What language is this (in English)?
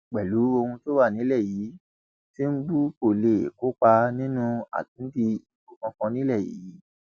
Yoruba